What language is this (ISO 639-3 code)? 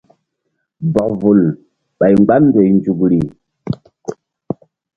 mdd